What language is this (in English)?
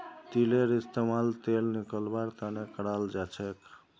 Magahi